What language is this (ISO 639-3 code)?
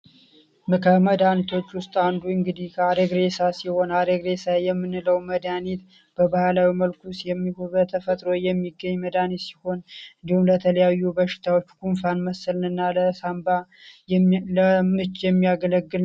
amh